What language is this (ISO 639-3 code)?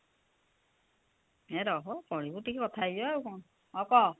ori